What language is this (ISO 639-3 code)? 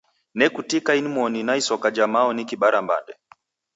dav